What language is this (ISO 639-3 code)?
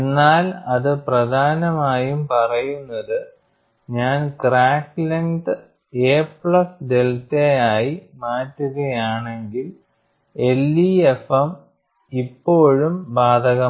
mal